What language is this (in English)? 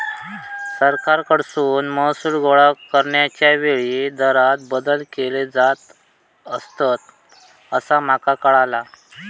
Marathi